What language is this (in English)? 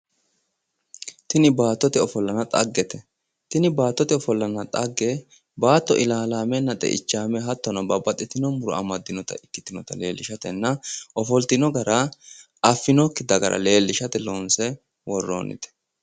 Sidamo